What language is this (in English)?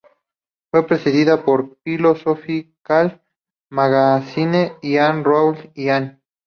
Spanish